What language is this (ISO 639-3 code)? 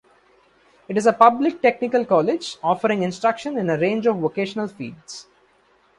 eng